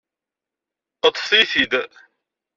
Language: Kabyle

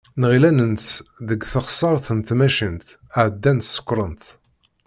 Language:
Kabyle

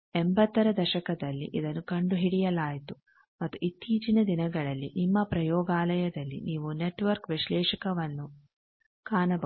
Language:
Kannada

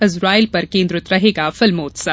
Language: Hindi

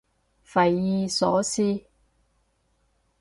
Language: Cantonese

